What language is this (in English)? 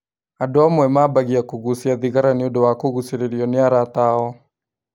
Kikuyu